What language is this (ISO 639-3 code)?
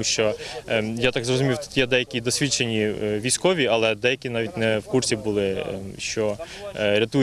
ukr